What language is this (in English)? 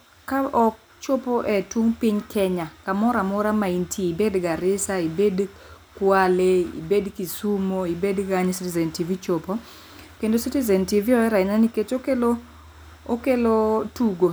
Luo (Kenya and Tanzania)